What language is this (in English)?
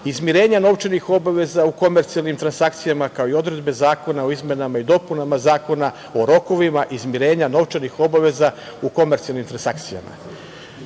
Serbian